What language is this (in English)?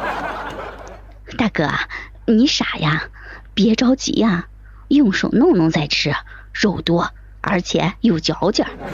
Chinese